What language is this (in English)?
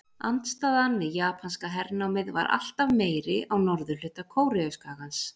Icelandic